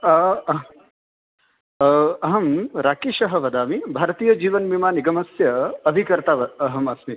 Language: Sanskrit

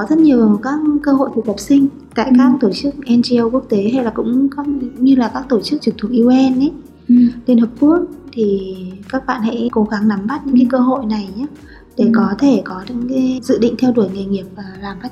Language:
Vietnamese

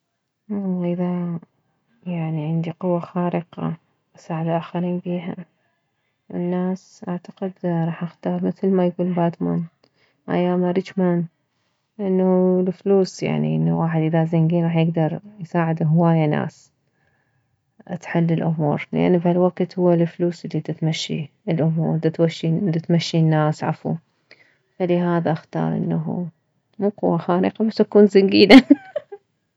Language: Mesopotamian Arabic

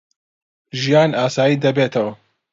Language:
Central Kurdish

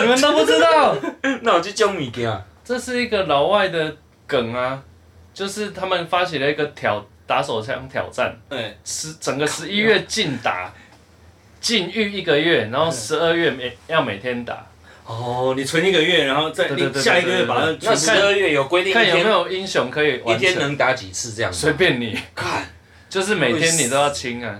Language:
Chinese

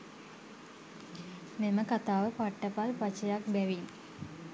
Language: Sinhala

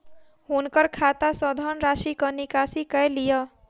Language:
Maithili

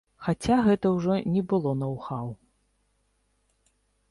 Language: Belarusian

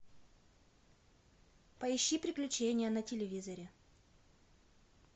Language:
Russian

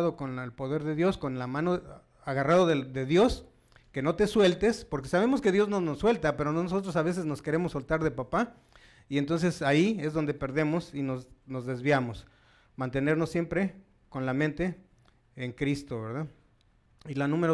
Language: Spanish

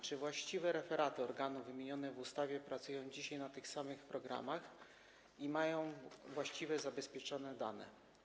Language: Polish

